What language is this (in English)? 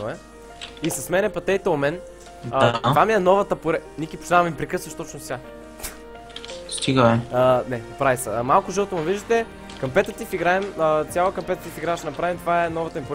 Bulgarian